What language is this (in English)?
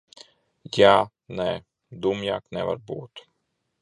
Latvian